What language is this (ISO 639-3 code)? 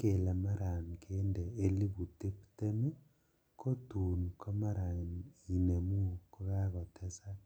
kln